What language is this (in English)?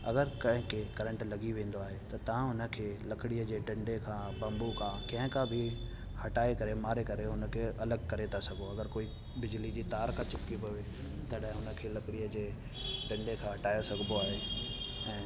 Sindhi